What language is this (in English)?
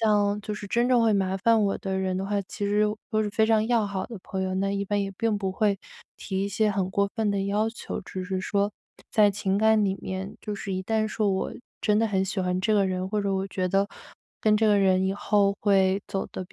Chinese